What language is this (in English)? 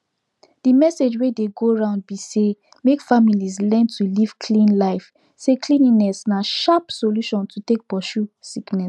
Nigerian Pidgin